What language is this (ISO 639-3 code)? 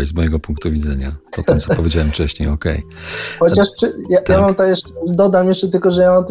pol